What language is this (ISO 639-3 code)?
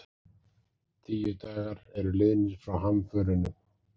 isl